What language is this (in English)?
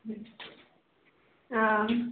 Maithili